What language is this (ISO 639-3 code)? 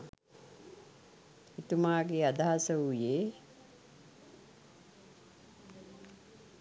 sin